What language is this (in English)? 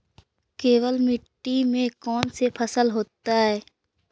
Magahi